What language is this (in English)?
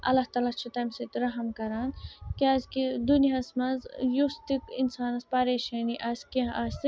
Kashmiri